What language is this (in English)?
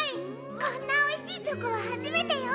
Japanese